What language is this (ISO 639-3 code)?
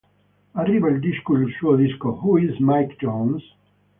ita